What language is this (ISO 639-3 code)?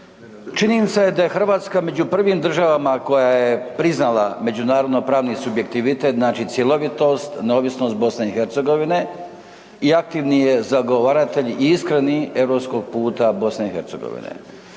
hrv